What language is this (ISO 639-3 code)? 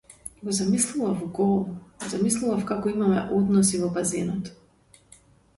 mkd